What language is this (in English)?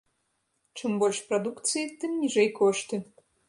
Belarusian